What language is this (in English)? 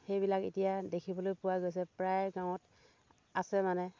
Assamese